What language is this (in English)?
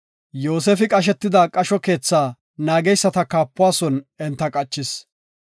Gofa